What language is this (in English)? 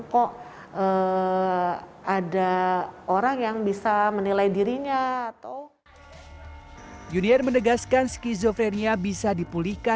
Indonesian